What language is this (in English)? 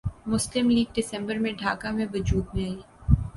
Urdu